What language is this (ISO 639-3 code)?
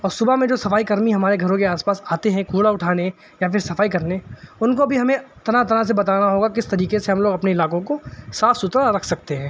urd